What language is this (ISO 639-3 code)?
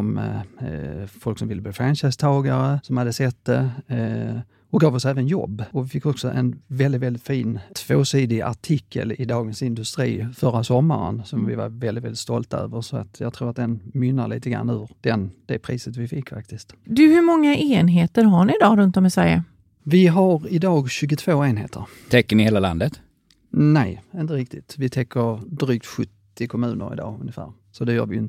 swe